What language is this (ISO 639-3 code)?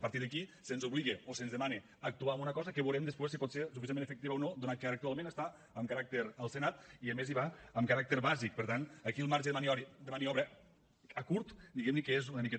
cat